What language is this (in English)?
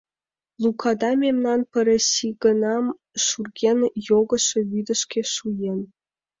Mari